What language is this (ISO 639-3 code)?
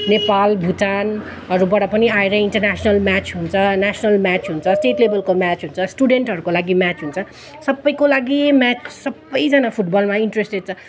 nep